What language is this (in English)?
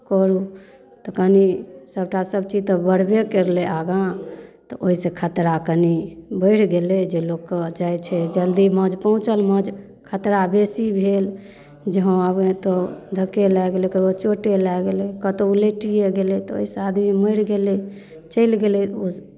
Maithili